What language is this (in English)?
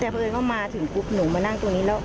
Thai